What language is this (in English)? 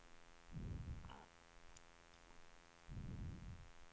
Swedish